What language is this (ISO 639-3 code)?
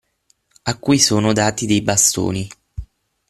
ita